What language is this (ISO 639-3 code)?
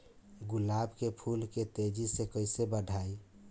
bho